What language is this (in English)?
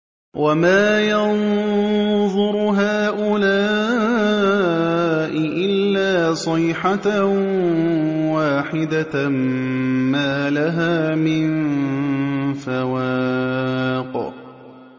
Arabic